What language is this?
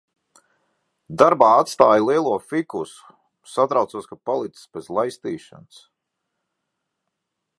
Latvian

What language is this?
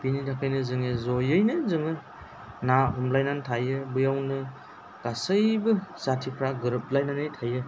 Bodo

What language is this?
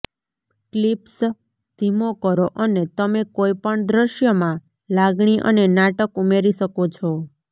Gujarati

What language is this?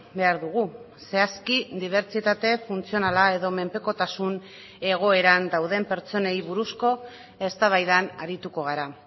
Basque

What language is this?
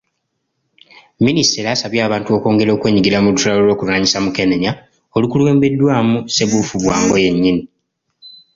Ganda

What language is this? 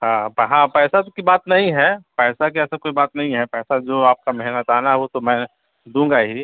Urdu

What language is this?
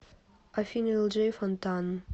Russian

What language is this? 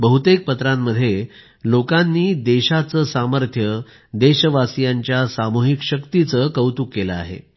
Marathi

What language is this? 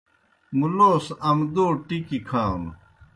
Kohistani Shina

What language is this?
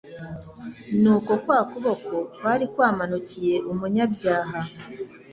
Kinyarwanda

